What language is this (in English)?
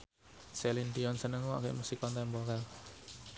Javanese